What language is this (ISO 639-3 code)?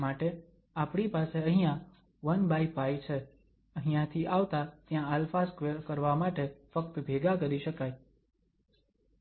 guj